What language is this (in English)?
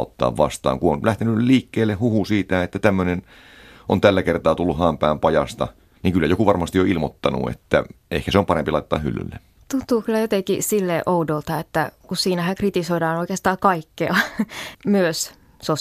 Finnish